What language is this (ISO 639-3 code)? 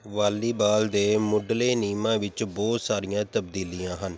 pan